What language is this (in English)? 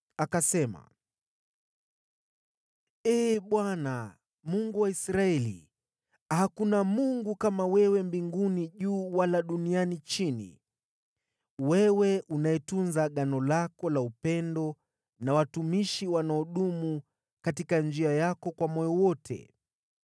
Swahili